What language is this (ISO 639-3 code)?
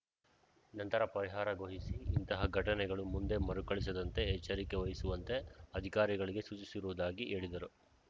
kan